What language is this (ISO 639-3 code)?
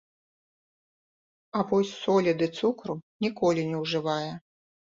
bel